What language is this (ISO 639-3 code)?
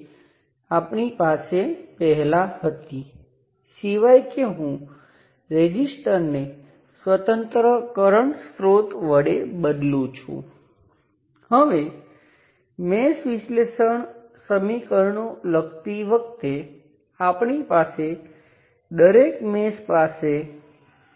guj